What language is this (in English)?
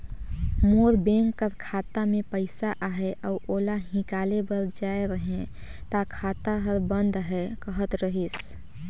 Chhattisgarhi